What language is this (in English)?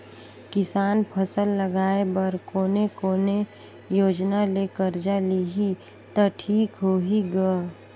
Chhattisgarhi